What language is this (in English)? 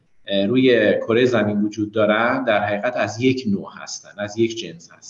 Persian